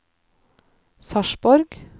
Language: Norwegian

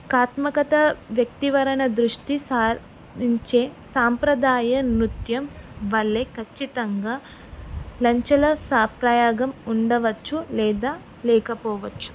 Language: Telugu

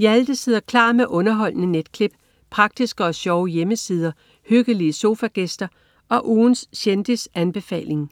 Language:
Danish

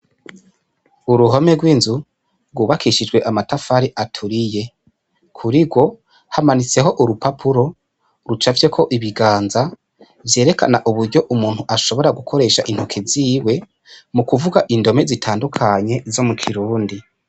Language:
Rundi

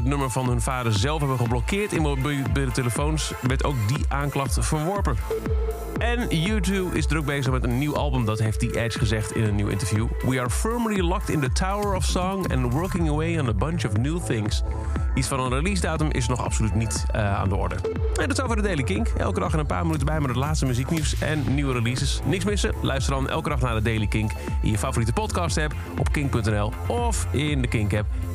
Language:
Dutch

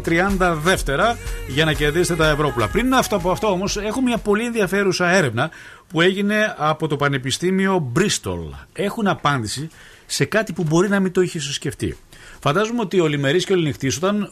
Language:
Greek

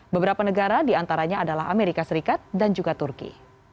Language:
Indonesian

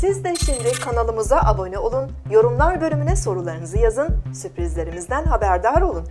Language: Turkish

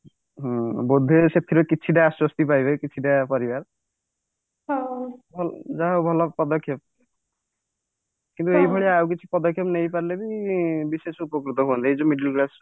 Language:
Odia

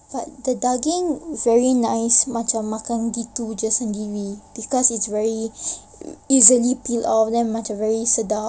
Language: English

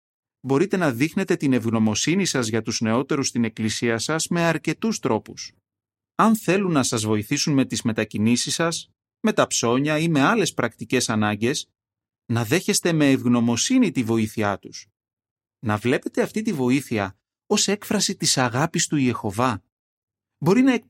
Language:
Greek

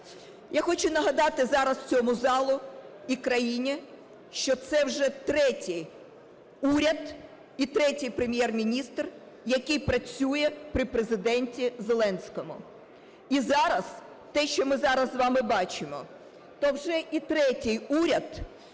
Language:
Ukrainian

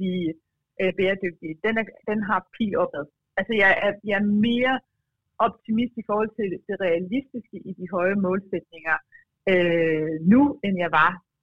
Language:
Danish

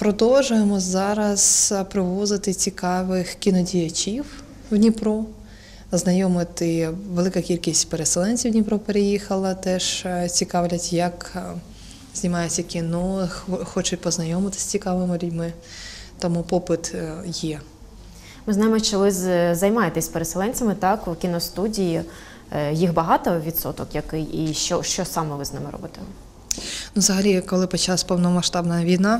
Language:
Ukrainian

